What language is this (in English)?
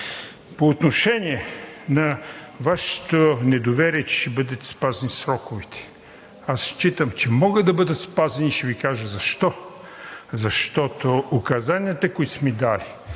Bulgarian